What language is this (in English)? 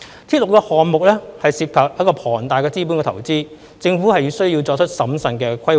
Cantonese